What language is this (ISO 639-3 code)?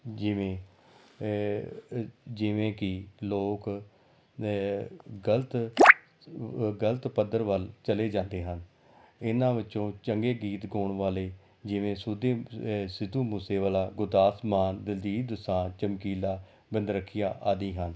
pan